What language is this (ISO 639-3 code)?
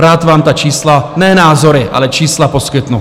ces